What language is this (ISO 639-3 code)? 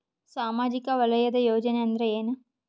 kan